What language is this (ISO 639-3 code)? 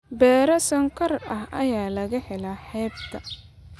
som